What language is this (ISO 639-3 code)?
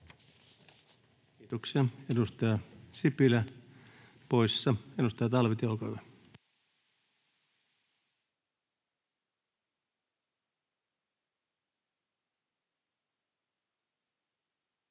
fin